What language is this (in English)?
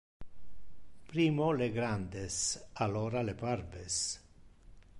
Interlingua